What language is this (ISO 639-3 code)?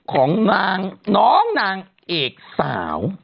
tha